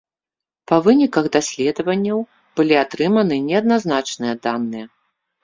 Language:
Belarusian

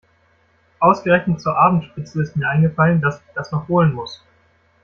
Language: German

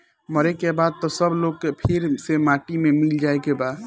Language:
Bhojpuri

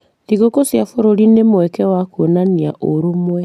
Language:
Kikuyu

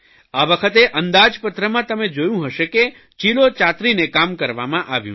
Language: Gujarati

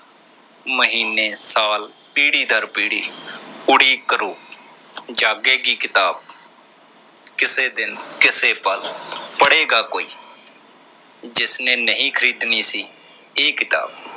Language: Punjabi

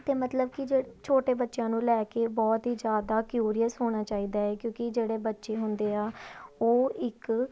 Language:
Punjabi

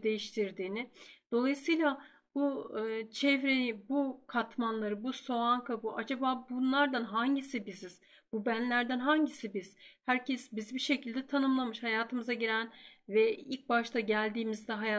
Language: Turkish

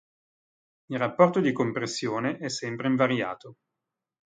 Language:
Italian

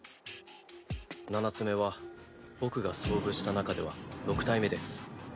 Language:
Japanese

